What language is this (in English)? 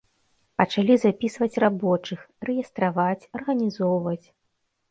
Belarusian